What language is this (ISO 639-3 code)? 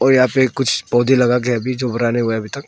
hin